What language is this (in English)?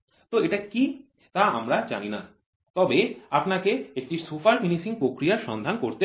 Bangla